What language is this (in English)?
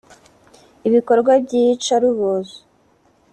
Kinyarwanda